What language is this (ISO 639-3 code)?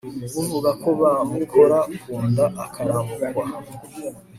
kin